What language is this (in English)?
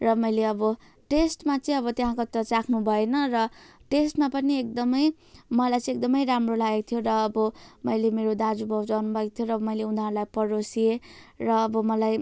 Nepali